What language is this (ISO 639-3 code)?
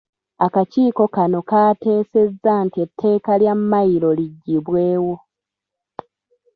lug